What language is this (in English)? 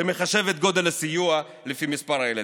Hebrew